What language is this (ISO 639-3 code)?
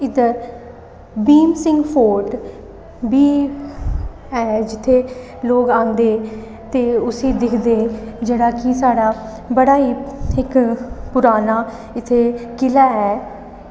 doi